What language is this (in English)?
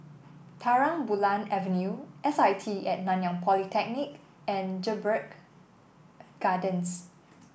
English